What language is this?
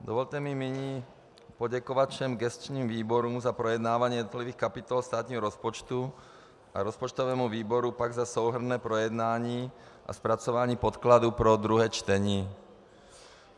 Czech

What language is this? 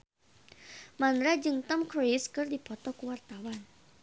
Sundanese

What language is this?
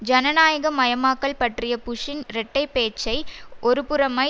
Tamil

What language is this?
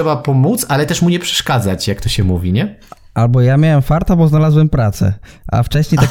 Polish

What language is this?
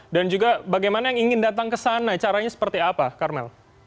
Indonesian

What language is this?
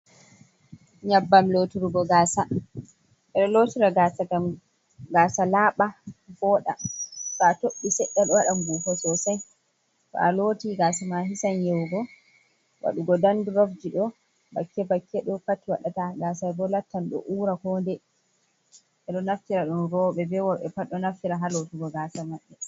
Fula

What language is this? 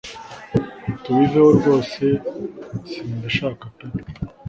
Kinyarwanda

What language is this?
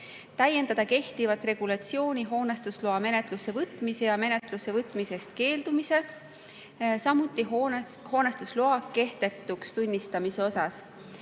Estonian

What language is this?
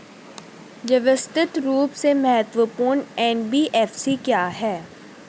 Hindi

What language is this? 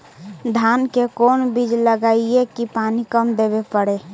Magahi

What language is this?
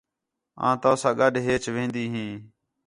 Khetrani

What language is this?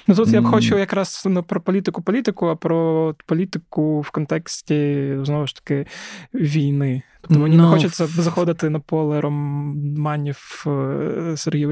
Ukrainian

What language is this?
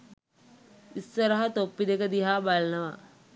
Sinhala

